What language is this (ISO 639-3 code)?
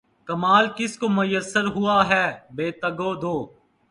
urd